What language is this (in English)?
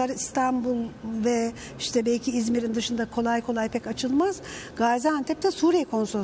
Turkish